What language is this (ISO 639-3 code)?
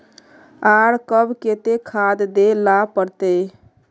mag